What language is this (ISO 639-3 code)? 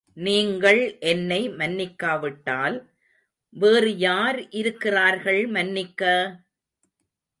tam